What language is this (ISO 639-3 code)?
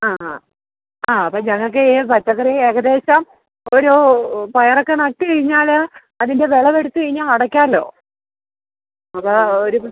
mal